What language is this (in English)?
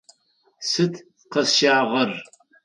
Adyghe